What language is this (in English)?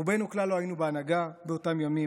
Hebrew